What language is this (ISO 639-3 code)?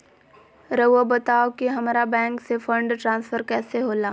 mag